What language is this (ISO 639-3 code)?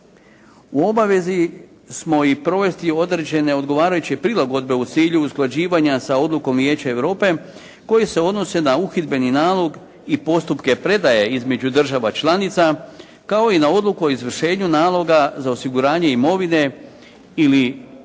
hrv